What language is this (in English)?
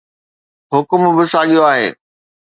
Sindhi